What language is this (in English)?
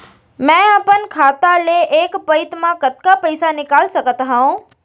Chhattisgarhi